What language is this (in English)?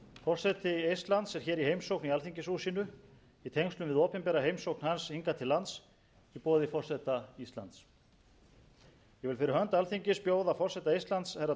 Icelandic